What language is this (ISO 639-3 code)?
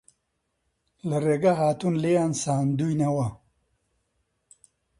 ckb